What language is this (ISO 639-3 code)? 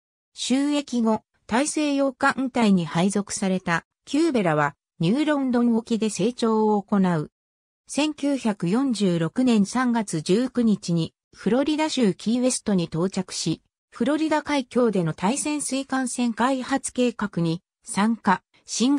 jpn